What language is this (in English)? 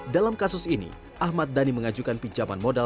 Indonesian